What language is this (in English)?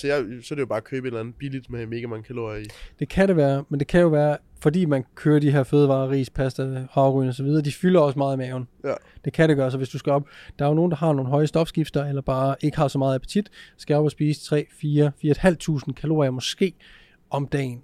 Danish